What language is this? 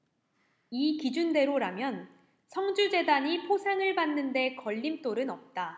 Korean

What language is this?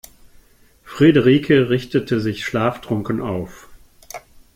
German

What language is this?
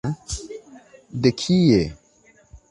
Esperanto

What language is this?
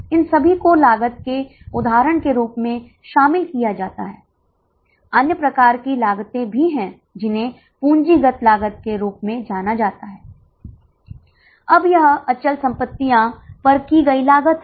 Hindi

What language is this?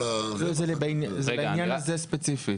Hebrew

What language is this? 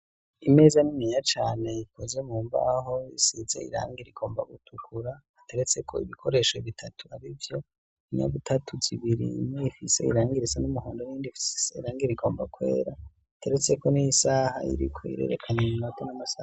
Rundi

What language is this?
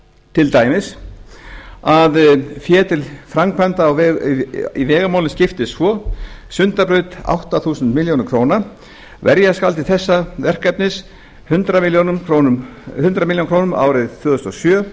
Icelandic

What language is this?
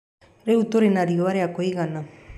Kikuyu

